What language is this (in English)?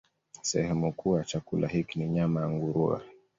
Swahili